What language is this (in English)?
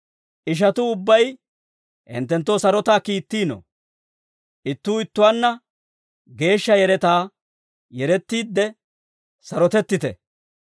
Dawro